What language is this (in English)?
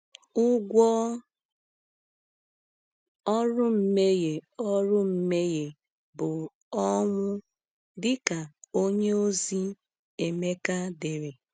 Igbo